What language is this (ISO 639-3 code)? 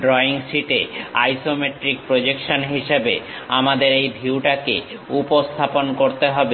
ben